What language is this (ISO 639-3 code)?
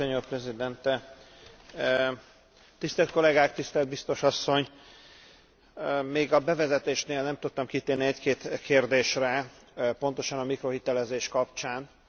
hun